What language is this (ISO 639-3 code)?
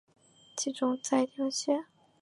zho